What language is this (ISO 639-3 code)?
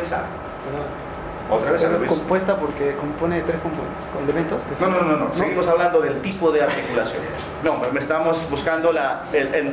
spa